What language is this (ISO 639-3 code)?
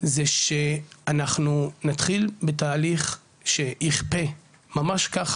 heb